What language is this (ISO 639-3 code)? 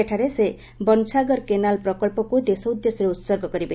ori